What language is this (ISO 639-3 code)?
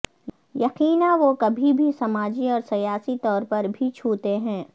urd